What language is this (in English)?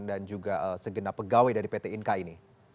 Indonesian